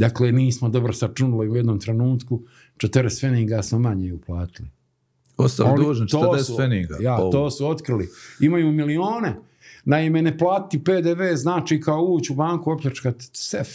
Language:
Croatian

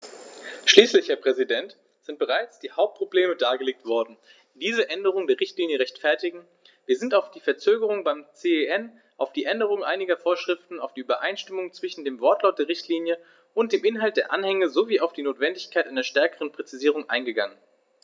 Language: German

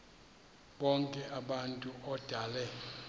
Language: Xhosa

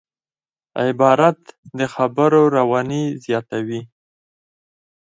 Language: Pashto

